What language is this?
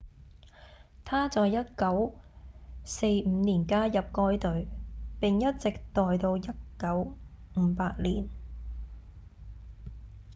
Cantonese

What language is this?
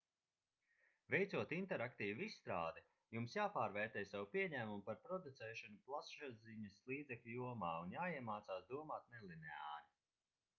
Latvian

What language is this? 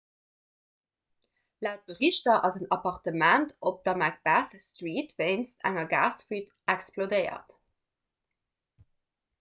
Luxembourgish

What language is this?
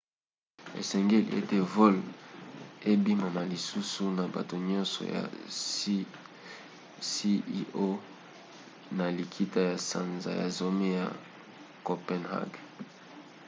Lingala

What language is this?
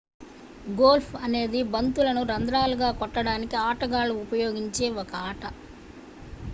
Telugu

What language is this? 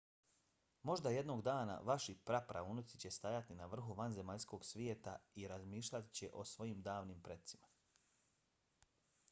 Bosnian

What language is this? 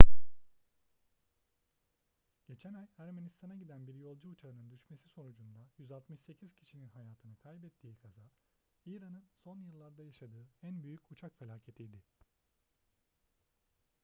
Turkish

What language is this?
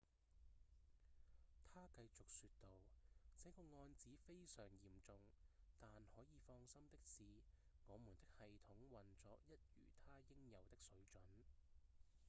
Cantonese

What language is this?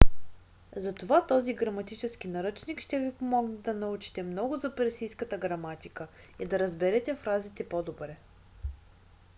Bulgarian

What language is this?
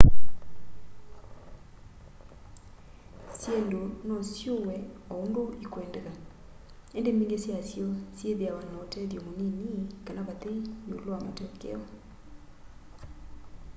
Kamba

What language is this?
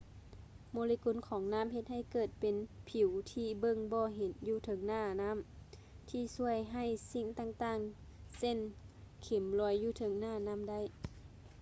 Lao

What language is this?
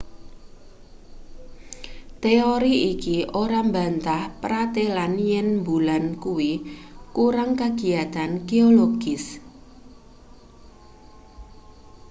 Javanese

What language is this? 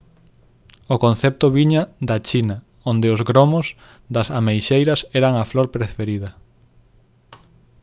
Galician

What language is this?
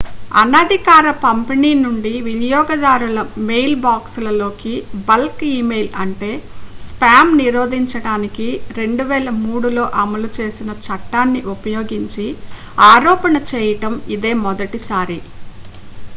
Telugu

